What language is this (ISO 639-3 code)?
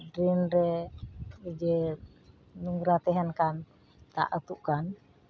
sat